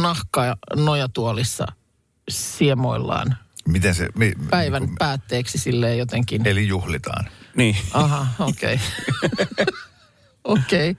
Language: Finnish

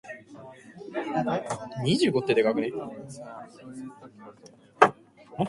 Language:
Japanese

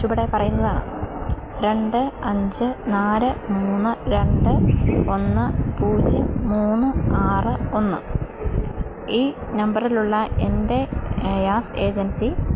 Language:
Malayalam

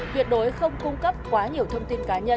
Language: Vietnamese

